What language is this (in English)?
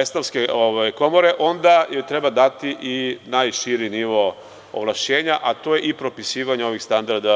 Serbian